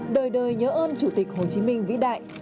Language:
Vietnamese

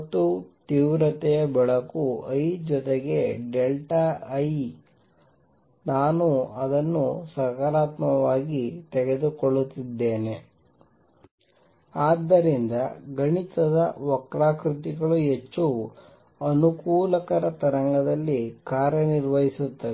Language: Kannada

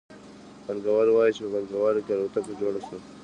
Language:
Pashto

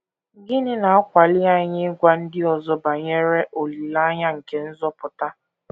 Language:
Igbo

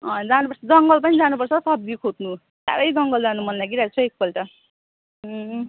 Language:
Nepali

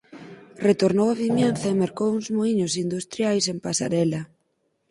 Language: Galician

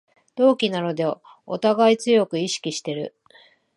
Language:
Japanese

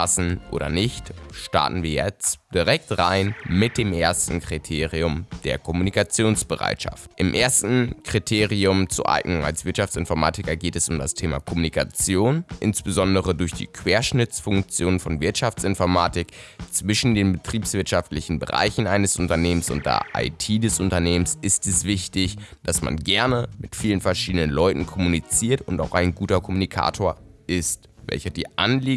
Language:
German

